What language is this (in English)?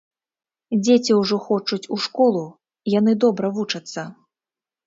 Belarusian